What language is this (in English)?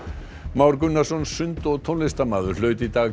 Icelandic